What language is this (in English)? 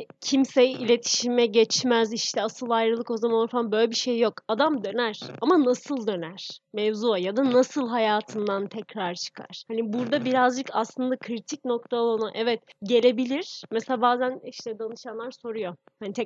Turkish